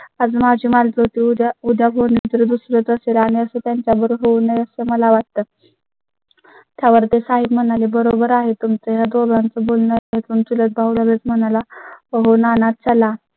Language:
Marathi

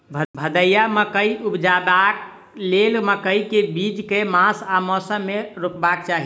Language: Maithili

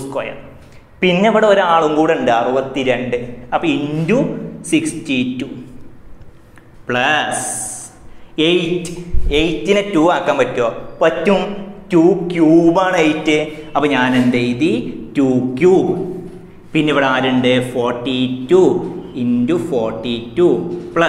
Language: Indonesian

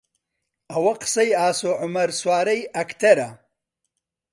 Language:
Central Kurdish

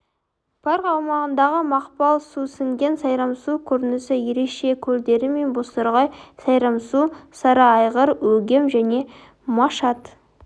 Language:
Kazakh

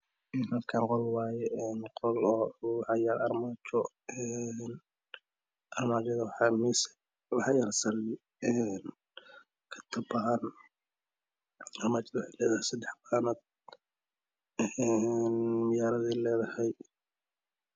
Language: Somali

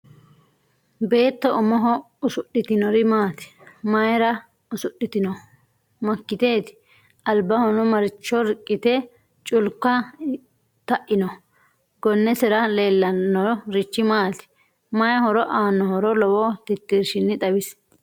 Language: Sidamo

